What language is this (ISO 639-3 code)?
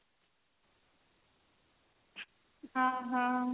ori